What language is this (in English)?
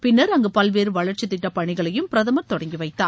Tamil